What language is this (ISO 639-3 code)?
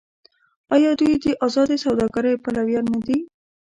pus